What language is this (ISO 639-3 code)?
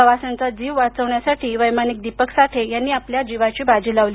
mar